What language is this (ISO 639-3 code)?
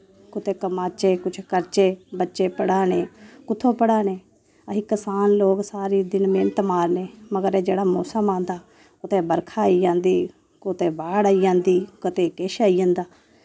doi